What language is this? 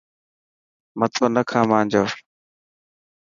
Dhatki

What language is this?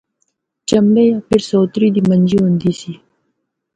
Northern Hindko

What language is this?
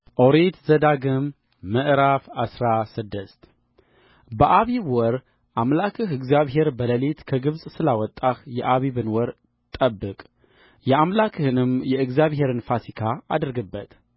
Amharic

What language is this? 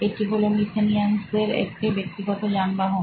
Bangla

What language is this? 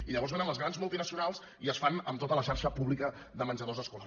Catalan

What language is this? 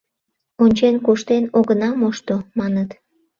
Mari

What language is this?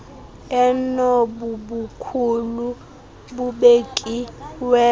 Xhosa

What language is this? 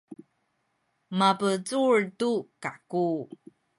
Sakizaya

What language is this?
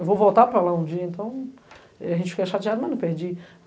Portuguese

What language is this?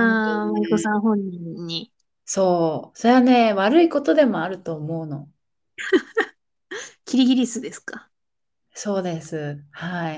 Japanese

